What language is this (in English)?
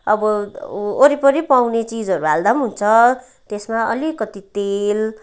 Nepali